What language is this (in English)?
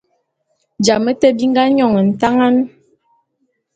Bulu